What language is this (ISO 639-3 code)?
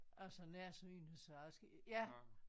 dan